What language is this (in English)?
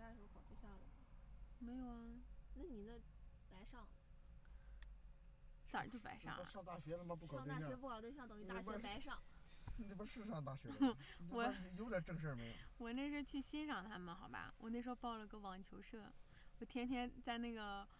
Chinese